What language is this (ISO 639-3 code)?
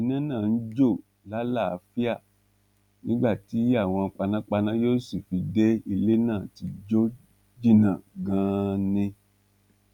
yor